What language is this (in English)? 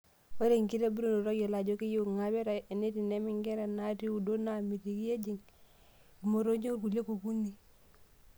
Masai